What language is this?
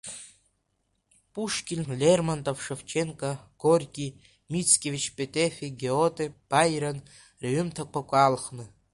Abkhazian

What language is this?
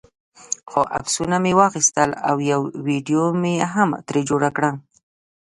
Pashto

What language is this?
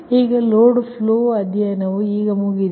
Kannada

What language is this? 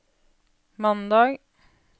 Norwegian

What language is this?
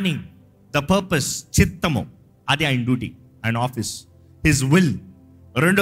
Telugu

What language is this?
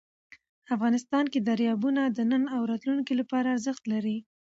Pashto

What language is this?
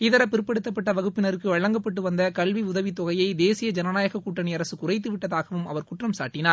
Tamil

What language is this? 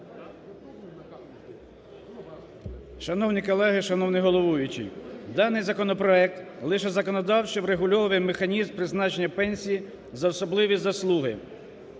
Ukrainian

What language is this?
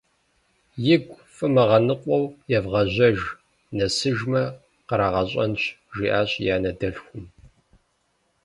Kabardian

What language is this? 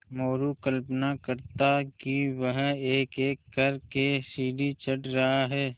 Hindi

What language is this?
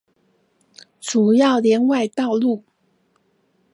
Chinese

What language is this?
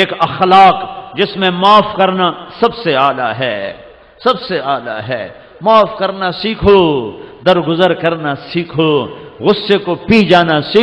Hindi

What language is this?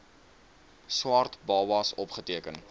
Afrikaans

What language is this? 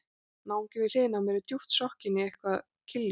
Icelandic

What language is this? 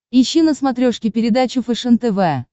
Russian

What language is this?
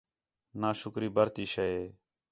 Khetrani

